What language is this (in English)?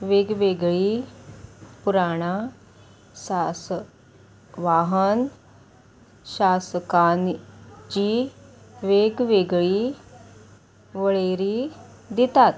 Konkani